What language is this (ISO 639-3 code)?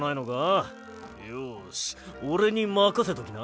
jpn